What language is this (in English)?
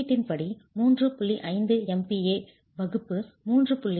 Tamil